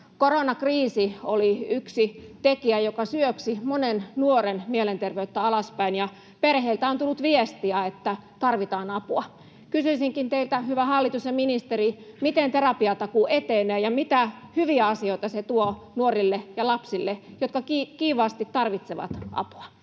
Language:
Finnish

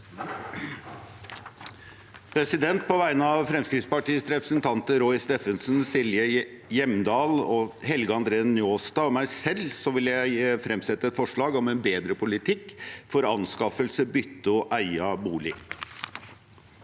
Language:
Norwegian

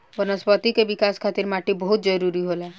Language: Bhojpuri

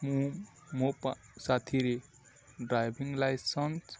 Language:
Odia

